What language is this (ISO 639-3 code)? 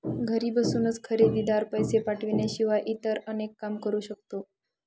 mar